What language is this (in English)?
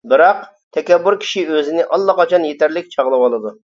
Uyghur